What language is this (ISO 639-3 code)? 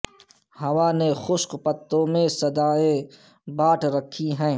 urd